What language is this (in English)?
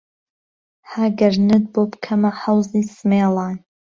Central Kurdish